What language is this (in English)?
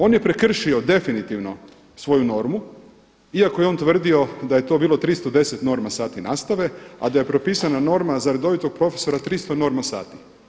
Croatian